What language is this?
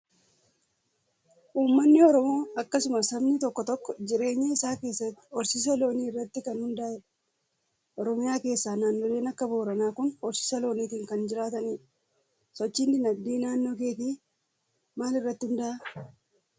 Oromo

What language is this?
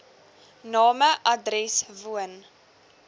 Afrikaans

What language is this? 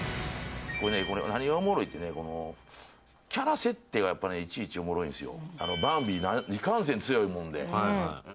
Japanese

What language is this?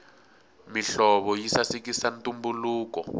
Tsonga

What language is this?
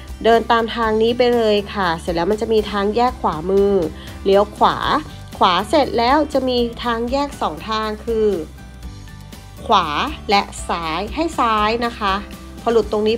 Thai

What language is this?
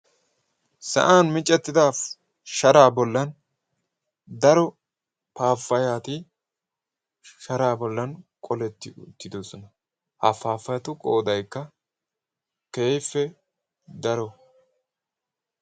Wolaytta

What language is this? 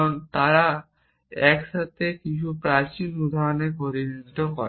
Bangla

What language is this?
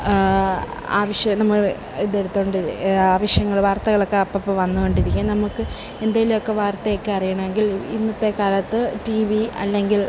Malayalam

